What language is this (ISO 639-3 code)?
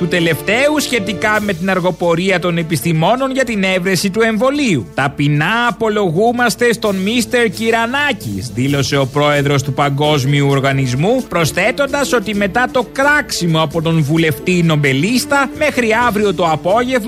ell